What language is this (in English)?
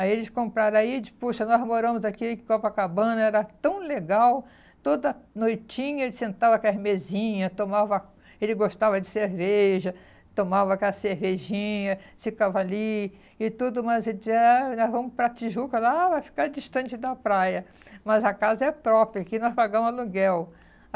Portuguese